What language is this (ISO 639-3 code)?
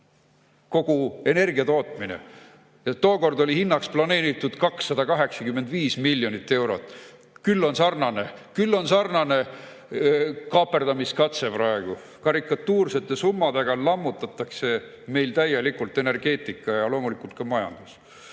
est